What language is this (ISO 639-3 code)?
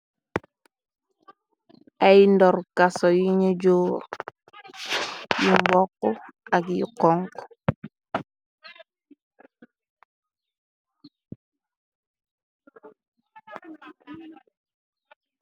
wol